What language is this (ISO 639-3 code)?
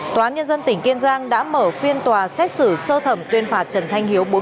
vie